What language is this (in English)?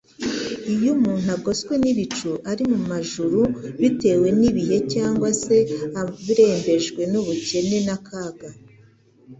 Kinyarwanda